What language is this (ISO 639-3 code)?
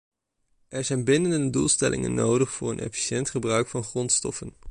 nld